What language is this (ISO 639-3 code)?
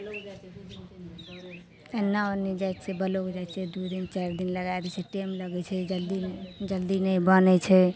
mai